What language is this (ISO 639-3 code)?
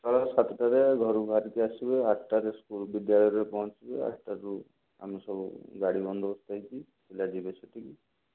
ori